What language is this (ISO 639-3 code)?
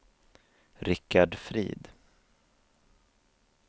swe